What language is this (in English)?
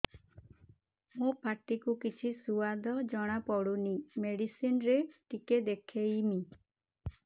Odia